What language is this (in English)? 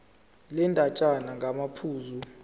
Zulu